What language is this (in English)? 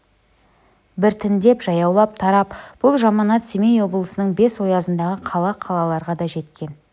Kazakh